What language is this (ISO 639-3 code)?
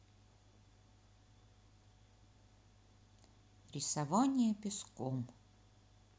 rus